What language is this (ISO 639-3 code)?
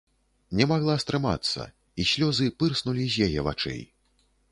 bel